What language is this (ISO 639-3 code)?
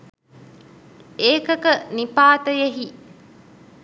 sin